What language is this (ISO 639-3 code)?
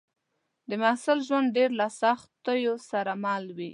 pus